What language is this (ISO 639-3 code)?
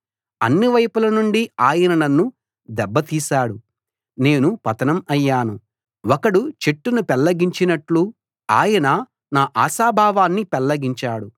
tel